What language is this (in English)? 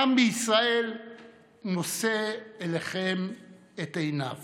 Hebrew